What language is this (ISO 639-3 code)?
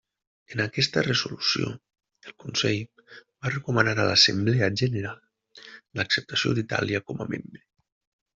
cat